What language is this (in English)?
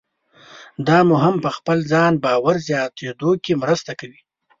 Pashto